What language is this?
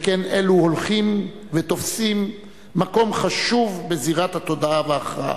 Hebrew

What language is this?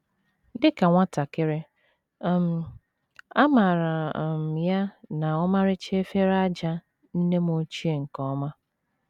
Igbo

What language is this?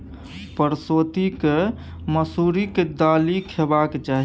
Maithili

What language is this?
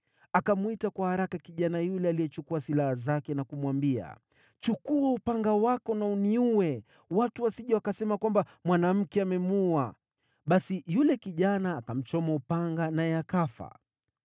Swahili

